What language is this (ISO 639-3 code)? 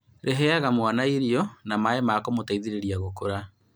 kik